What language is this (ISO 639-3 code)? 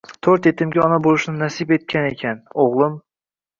uzb